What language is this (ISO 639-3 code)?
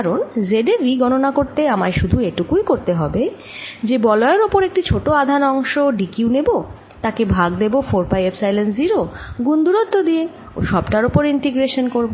ben